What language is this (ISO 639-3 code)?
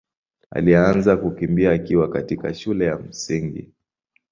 swa